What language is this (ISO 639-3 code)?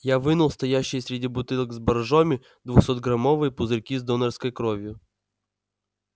rus